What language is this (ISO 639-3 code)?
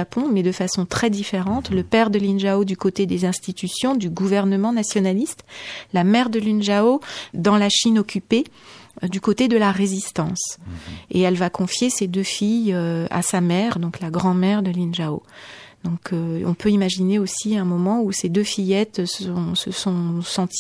fra